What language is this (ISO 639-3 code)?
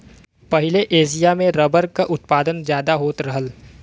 bho